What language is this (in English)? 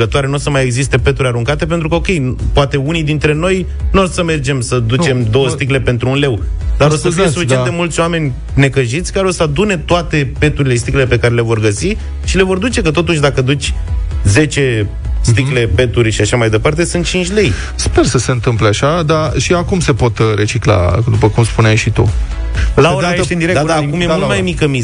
Romanian